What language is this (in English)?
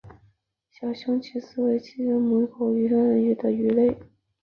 Chinese